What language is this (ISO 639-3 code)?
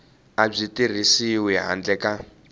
tso